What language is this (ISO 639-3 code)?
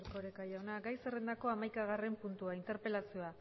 eus